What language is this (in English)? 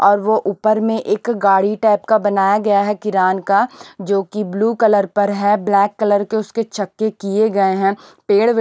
Hindi